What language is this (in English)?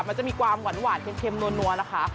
Thai